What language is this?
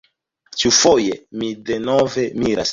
Esperanto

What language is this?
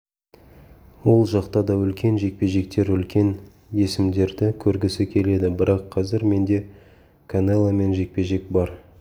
Kazakh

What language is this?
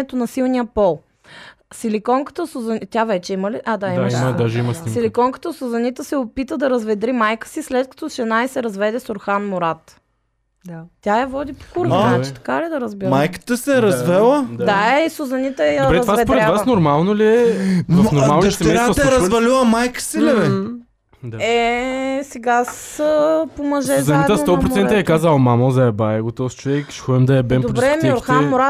Bulgarian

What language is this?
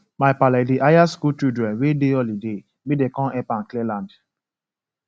Nigerian Pidgin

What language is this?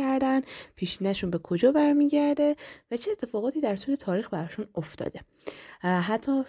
Persian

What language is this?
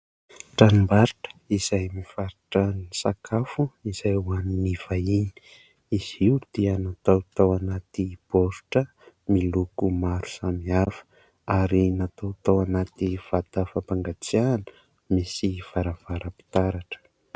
Malagasy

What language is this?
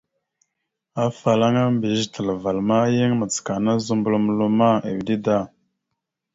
Mada (Cameroon)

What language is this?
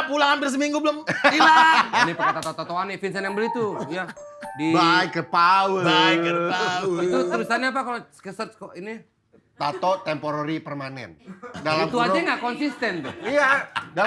Indonesian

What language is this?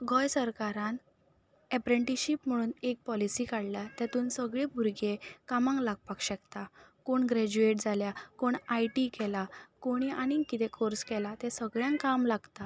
Konkani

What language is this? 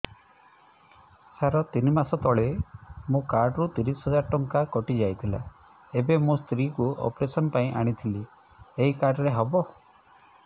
Odia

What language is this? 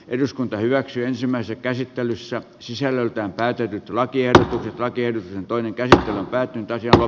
Finnish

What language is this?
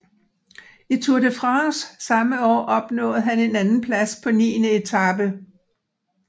Danish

